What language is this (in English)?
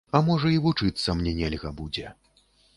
Belarusian